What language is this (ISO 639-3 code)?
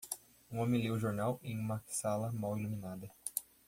por